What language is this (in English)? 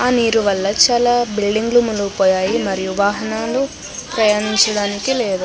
Telugu